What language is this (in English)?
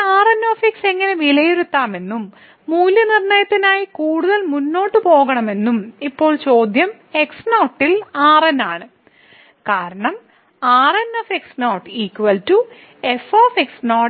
Malayalam